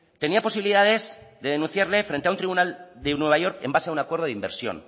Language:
Spanish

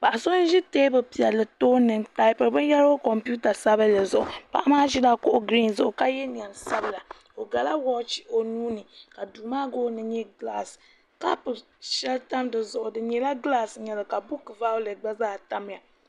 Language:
Dagbani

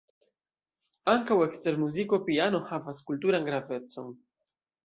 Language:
Esperanto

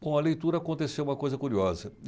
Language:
Portuguese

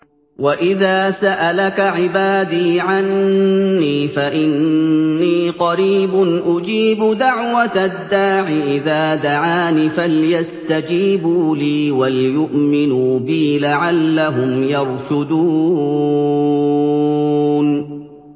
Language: Arabic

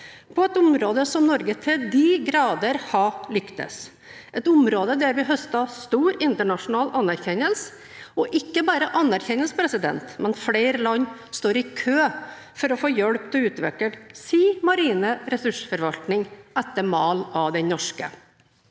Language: Norwegian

